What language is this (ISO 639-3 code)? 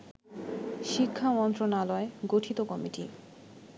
ben